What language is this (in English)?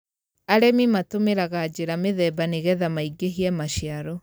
Kikuyu